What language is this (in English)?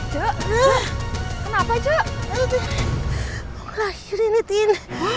Indonesian